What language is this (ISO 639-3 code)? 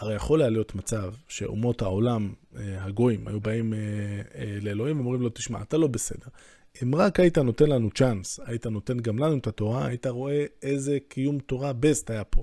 heb